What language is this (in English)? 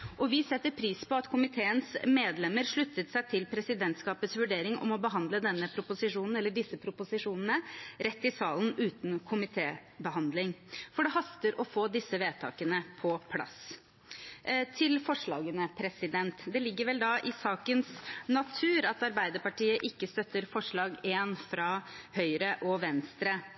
Norwegian Bokmål